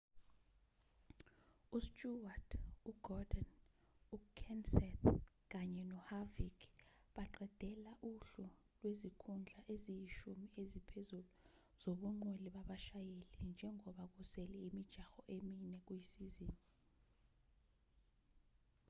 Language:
Zulu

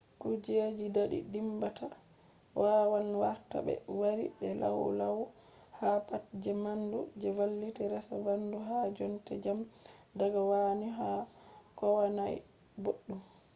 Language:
Fula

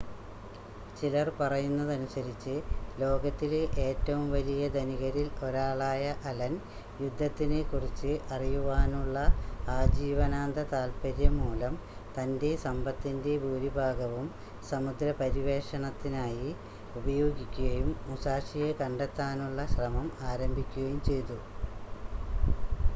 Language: Malayalam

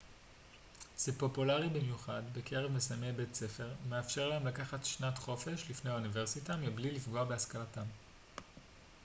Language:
Hebrew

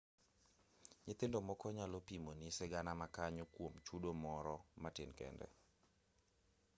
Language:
Luo (Kenya and Tanzania)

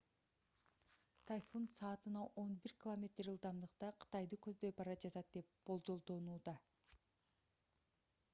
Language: Kyrgyz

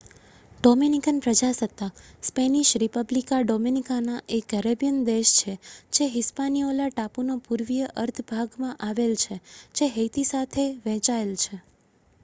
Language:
Gujarati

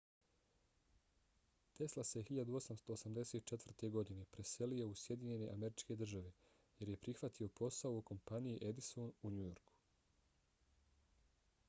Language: Bosnian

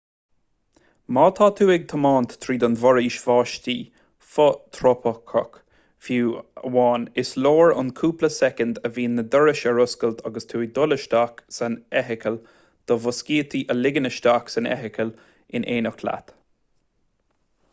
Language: Irish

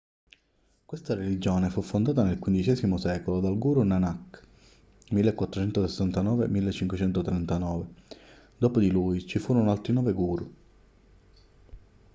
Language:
Italian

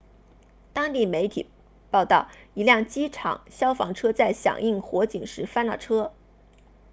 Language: Chinese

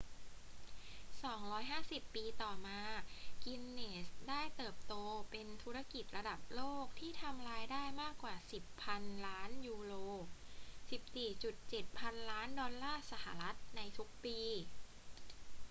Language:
Thai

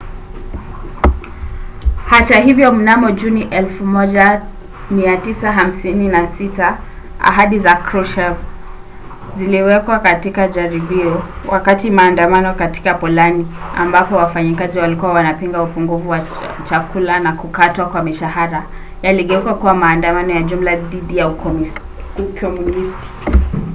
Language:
Swahili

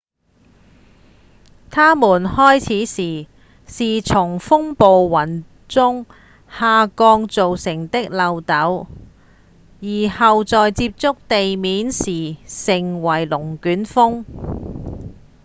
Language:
Cantonese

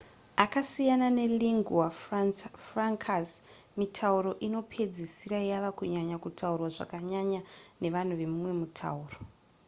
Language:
Shona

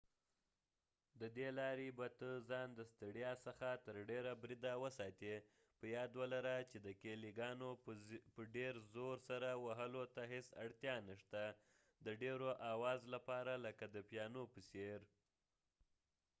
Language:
Pashto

